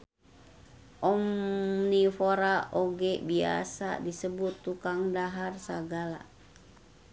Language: Sundanese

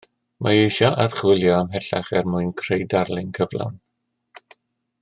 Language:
Welsh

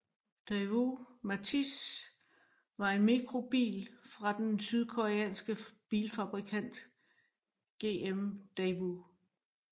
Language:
Danish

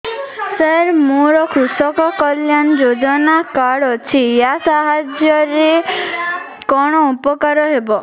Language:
Odia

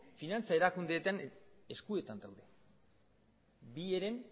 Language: Basque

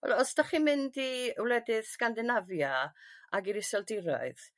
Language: Welsh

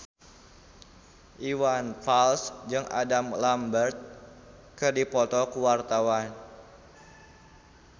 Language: Sundanese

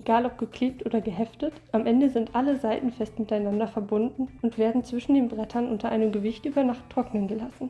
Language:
German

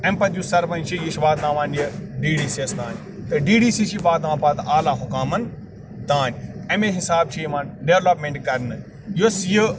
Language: Kashmiri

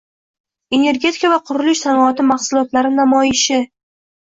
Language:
Uzbek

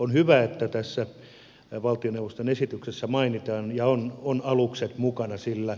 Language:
Finnish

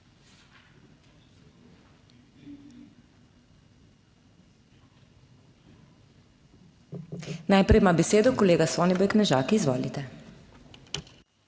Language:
Slovenian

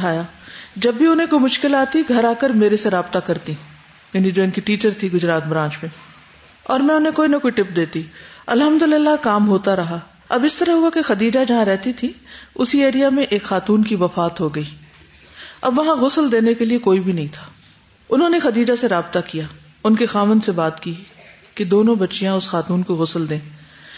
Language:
Urdu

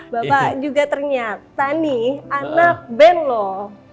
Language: Indonesian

